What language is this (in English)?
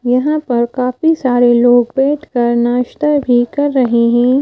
Hindi